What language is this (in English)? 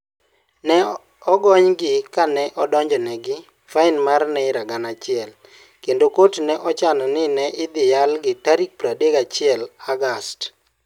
Luo (Kenya and Tanzania)